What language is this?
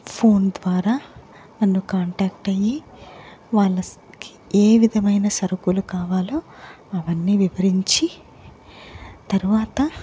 Telugu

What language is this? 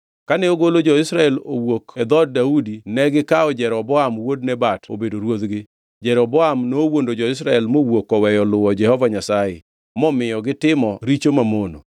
Luo (Kenya and Tanzania)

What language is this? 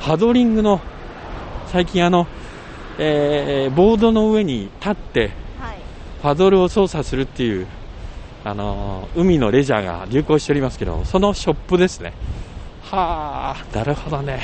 Japanese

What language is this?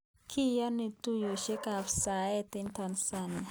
Kalenjin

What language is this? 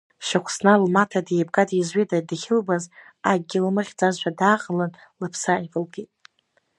Abkhazian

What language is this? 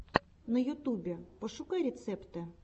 Russian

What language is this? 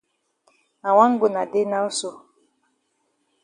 Cameroon Pidgin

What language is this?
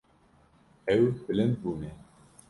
Kurdish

